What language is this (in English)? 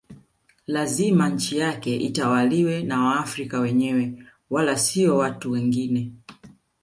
Swahili